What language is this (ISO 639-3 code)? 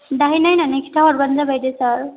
brx